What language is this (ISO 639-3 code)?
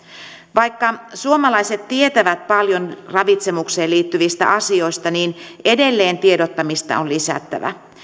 fin